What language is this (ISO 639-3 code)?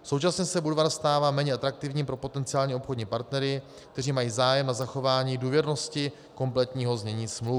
ces